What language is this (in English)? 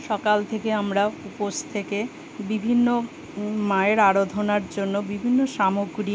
Bangla